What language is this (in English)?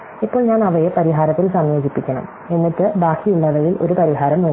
Malayalam